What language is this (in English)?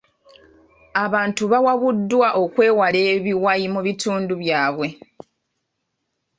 Ganda